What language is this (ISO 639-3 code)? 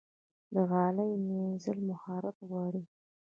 pus